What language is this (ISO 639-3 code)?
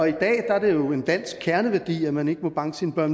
dan